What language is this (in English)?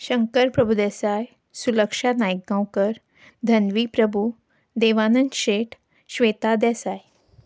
Konkani